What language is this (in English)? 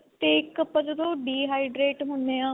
Punjabi